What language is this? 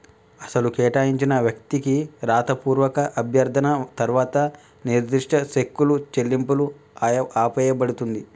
Telugu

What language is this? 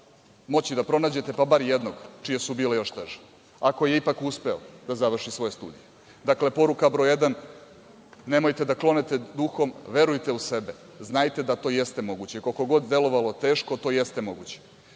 Serbian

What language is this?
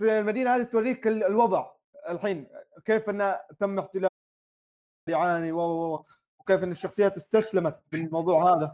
Arabic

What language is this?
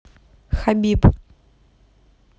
Russian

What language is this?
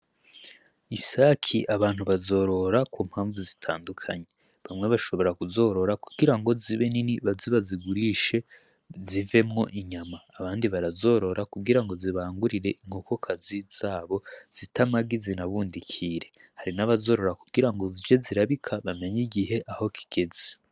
Rundi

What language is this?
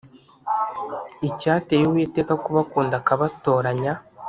Kinyarwanda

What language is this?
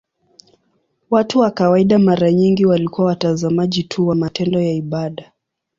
Swahili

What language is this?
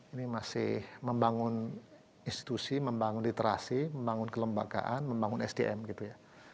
Indonesian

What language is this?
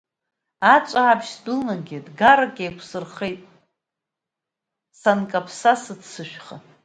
Abkhazian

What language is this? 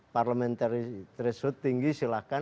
Indonesian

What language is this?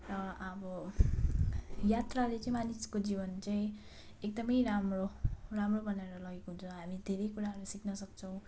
Nepali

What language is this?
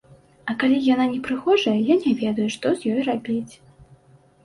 Belarusian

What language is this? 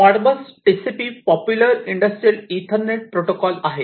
Marathi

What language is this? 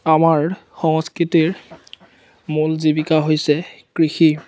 Assamese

